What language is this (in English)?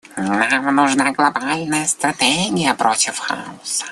Russian